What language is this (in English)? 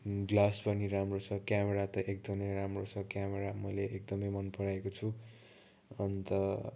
Nepali